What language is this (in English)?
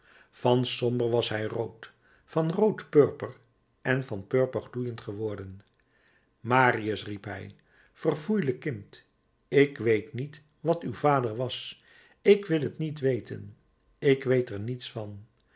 Dutch